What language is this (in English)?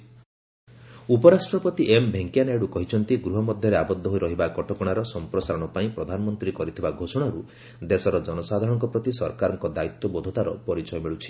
Odia